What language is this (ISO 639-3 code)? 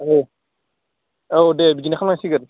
brx